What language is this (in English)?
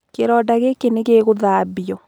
Kikuyu